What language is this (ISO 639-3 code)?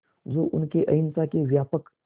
hin